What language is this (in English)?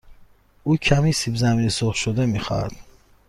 Persian